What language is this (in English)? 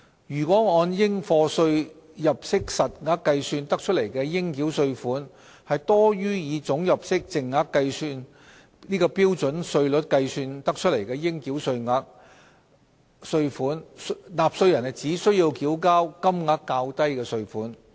Cantonese